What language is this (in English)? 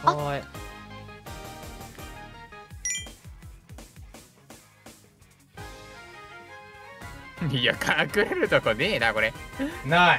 Japanese